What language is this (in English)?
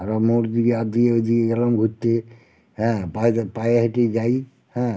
Bangla